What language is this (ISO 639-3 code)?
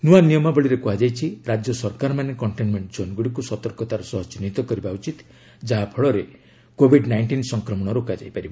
ori